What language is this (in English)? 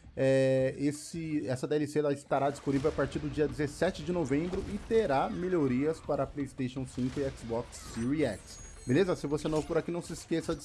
Portuguese